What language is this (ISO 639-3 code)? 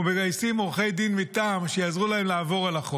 heb